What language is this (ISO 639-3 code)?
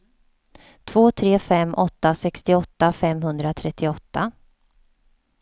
swe